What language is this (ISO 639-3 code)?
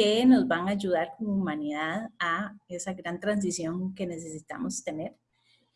spa